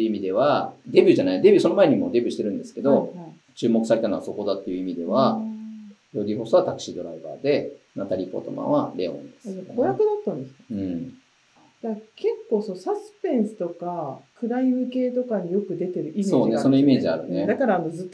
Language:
Japanese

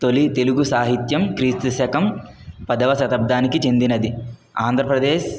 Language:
Telugu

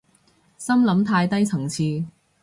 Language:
Cantonese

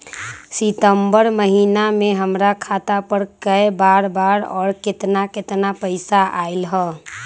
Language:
Magahi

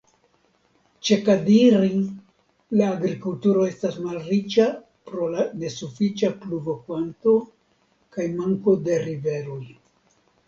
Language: Esperanto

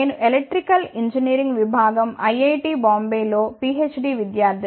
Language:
Telugu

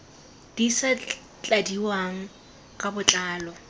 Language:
Tswana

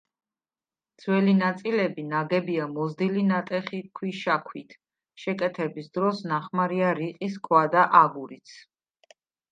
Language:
Georgian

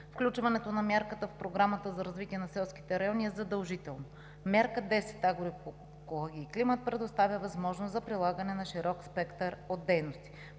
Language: Bulgarian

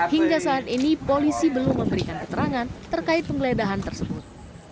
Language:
Indonesian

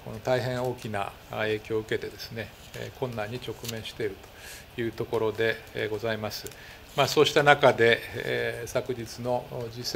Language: Japanese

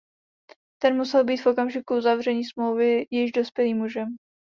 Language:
Czech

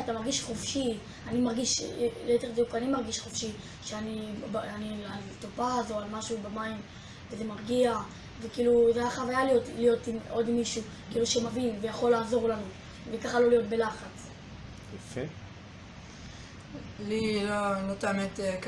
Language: Hebrew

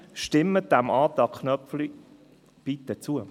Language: Swiss German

